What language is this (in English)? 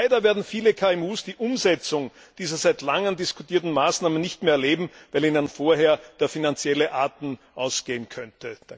German